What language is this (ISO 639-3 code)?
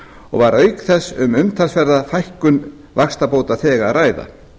isl